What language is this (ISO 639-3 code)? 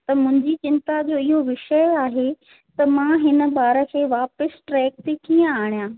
snd